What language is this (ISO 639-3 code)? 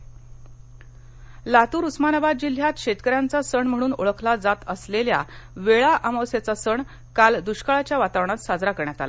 mar